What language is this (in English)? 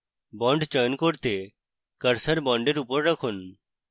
Bangla